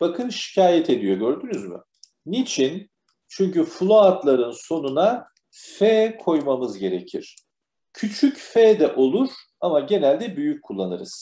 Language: Turkish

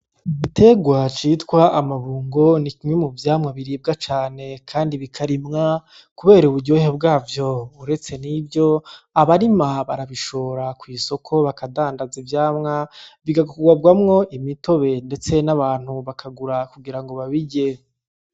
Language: Rundi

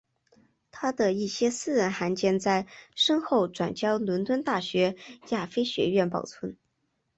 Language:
Chinese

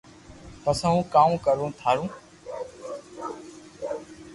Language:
Loarki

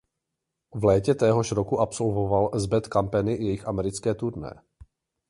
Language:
Czech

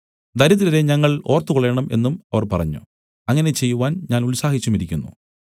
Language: Malayalam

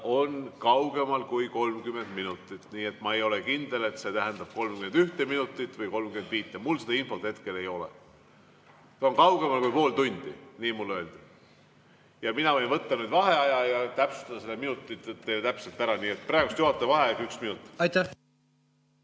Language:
Estonian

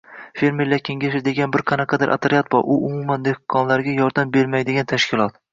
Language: Uzbek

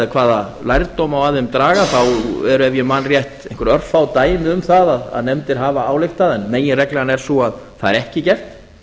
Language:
Icelandic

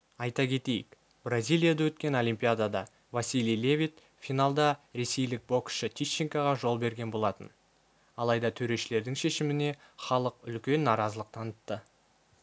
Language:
Kazakh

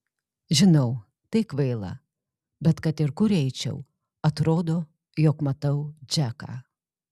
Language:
Lithuanian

